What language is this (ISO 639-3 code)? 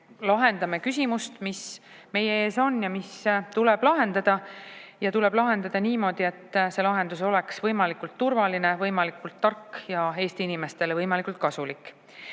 est